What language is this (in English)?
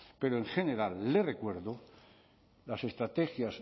Spanish